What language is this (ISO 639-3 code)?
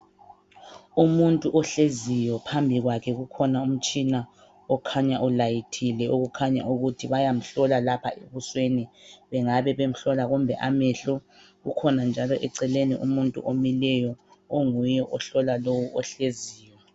nde